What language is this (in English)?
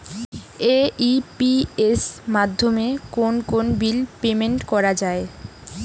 Bangla